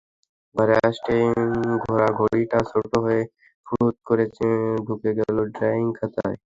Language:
Bangla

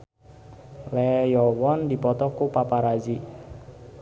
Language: Sundanese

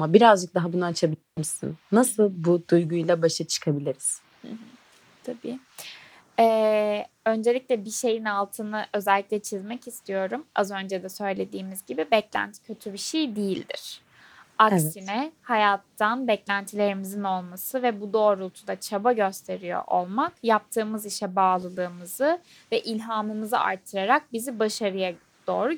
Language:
Turkish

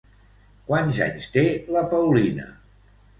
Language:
Catalan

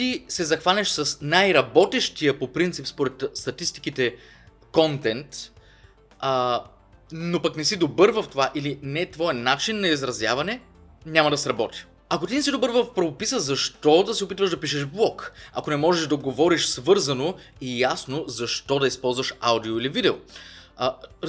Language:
Bulgarian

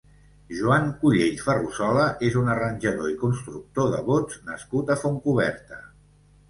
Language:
Catalan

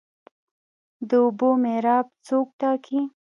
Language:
Pashto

